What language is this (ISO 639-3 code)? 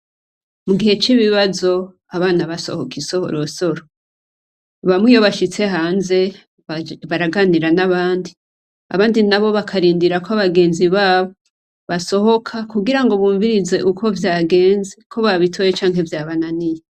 run